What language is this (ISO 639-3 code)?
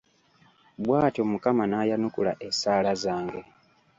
lug